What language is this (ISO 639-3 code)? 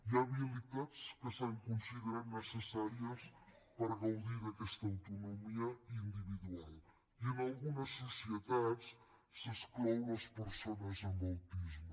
cat